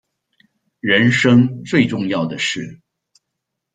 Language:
Chinese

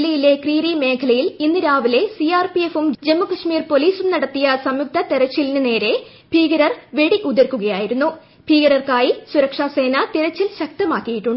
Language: Malayalam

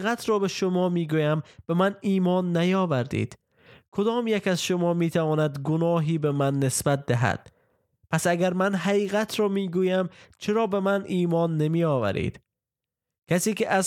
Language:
Persian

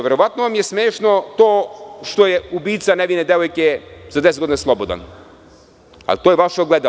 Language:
Serbian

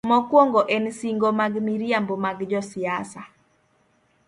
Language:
Luo (Kenya and Tanzania)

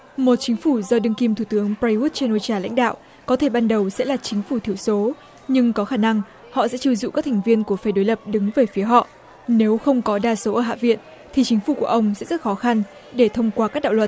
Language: Vietnamese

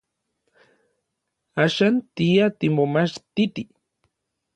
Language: Orizaba Nahuatl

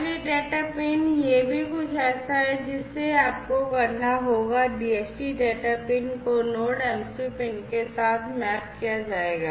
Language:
Hindi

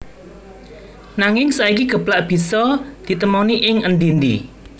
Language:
Javanese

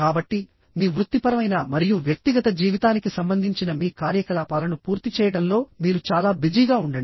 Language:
Telugu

